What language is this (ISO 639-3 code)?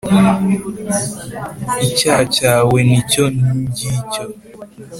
kin